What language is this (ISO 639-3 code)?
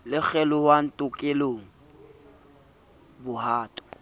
sot